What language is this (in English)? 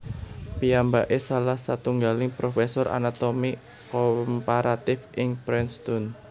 Javanese